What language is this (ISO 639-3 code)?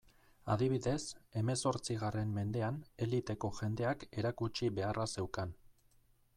eus